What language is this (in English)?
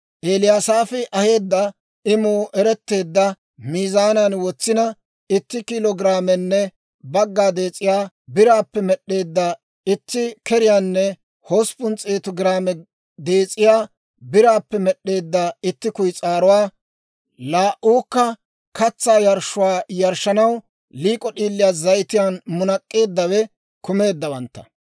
Dawro